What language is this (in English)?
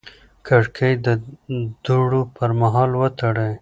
Pashto